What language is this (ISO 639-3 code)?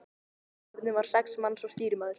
isl